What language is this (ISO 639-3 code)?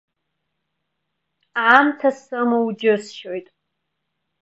abk